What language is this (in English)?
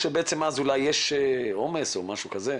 Hebrew